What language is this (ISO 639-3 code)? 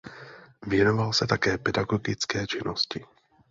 ces